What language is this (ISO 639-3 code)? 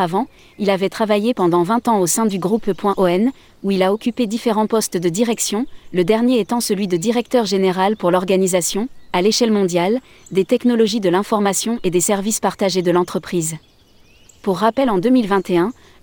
fra